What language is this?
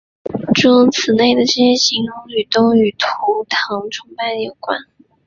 Chinese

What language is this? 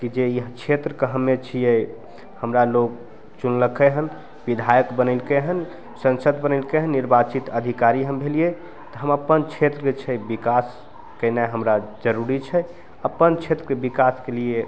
Maithili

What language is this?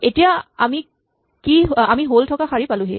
Assamese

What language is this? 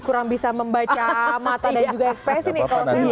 Indonesian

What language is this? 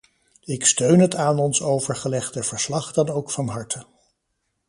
Dutch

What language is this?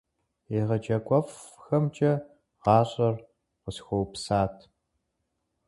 Kabardian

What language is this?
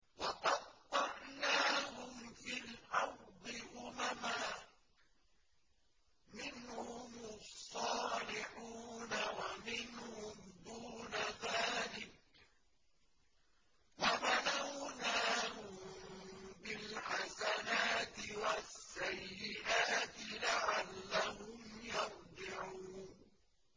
Arabic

